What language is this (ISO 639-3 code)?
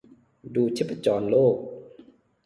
tha